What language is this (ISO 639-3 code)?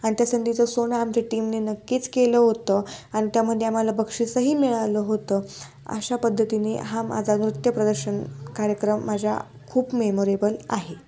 mar